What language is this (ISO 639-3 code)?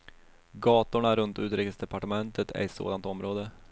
swe